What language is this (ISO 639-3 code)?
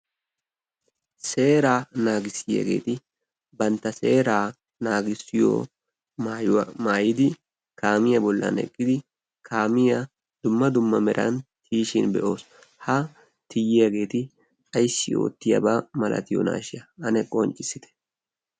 wal